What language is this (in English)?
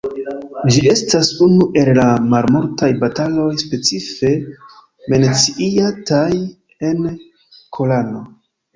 Esperanto